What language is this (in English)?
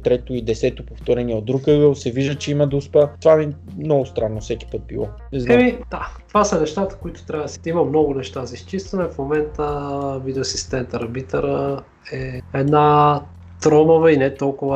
Bulgarian